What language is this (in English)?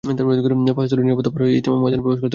Bangla